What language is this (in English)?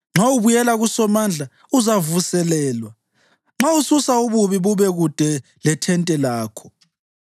North Ndebele